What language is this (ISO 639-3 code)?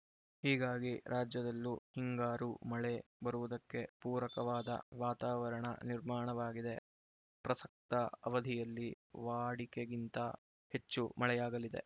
kan